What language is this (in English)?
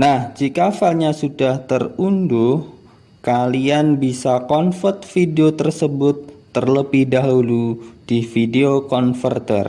Indonesian